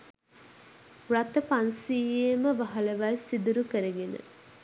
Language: Sinhala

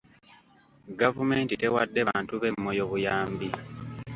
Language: Ganda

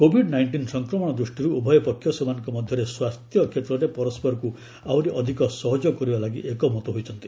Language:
Odia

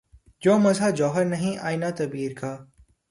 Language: Urdu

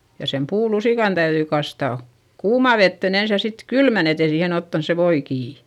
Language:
Finnish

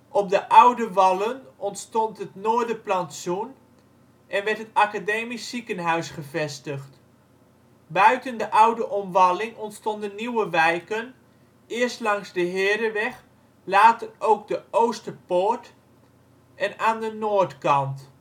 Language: Dutch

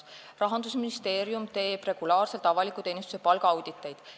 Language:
Estonian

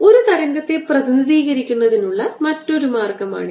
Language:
Malayalam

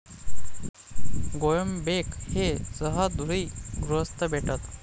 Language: Marathi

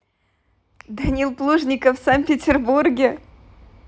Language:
Russian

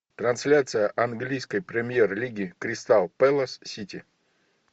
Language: Russian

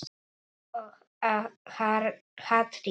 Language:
Icelandic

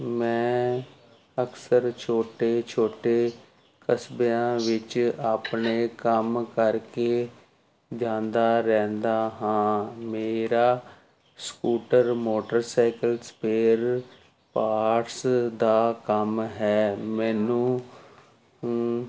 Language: Punjabi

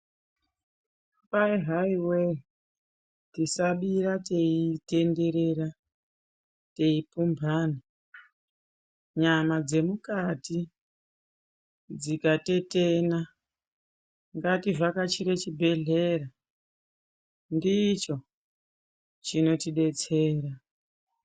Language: Ndau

